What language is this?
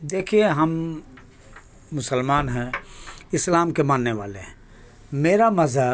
Urdu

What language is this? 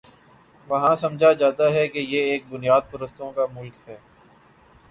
Urdu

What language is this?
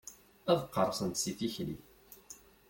Kabyle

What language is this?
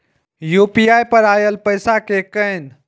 Maithili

